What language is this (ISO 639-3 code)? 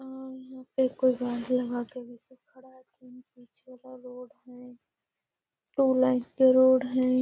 mag